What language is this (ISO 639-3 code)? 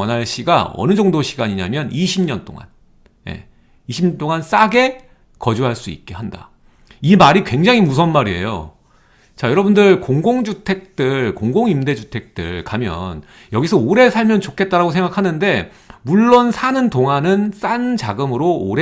kor